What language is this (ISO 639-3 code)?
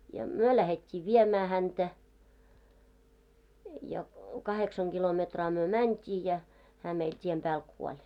fin